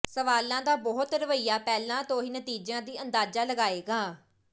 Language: Punjabi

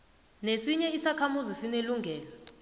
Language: South Ndebele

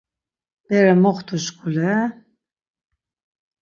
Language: Laz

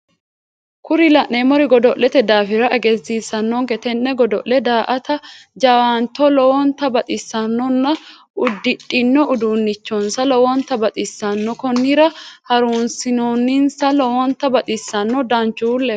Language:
Sidamo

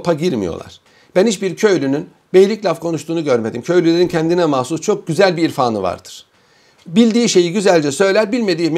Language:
Turkish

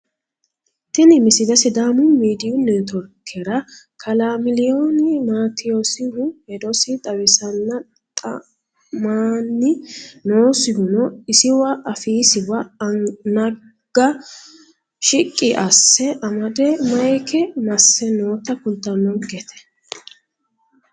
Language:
Sidamo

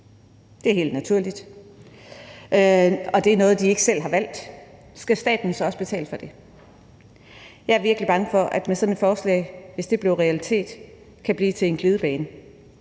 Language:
Danish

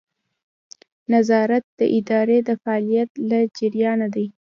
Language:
Pashto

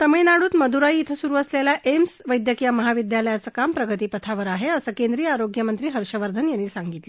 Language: Marathi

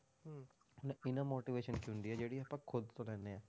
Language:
Punjabi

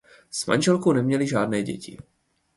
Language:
Czech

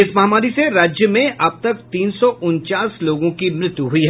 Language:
Hindi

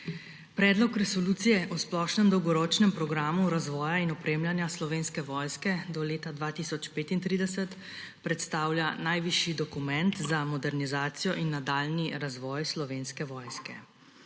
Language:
Slovenian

